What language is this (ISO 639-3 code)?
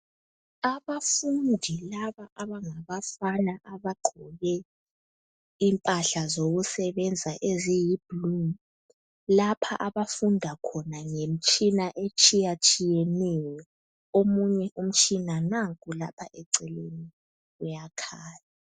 nde